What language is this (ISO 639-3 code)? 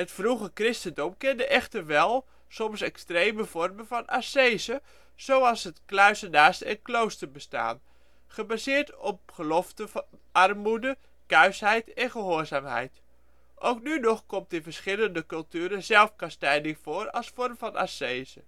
nld